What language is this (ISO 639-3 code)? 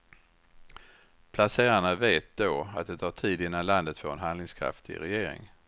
swe